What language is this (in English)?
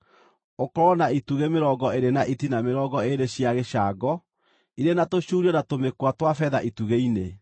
Kikuyu